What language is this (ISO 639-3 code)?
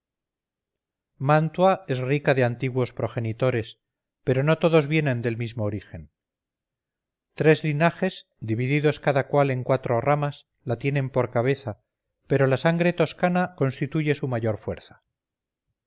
spa